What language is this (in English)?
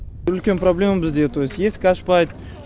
Kazakh